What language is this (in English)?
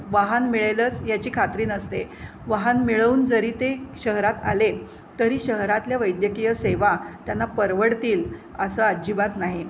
Marathi